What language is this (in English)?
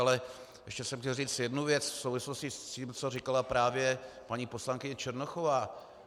Czech